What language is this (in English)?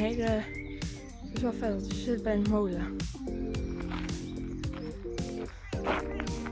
Dutch